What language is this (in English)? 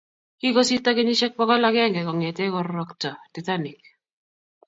Kalenjin